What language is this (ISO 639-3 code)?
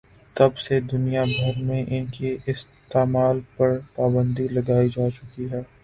urd